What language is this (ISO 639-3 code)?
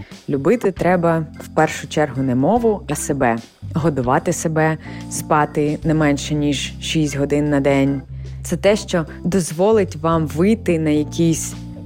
ukr